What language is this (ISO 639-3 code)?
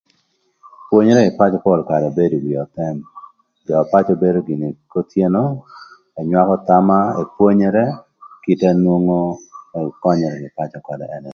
lth